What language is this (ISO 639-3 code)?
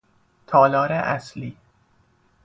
fas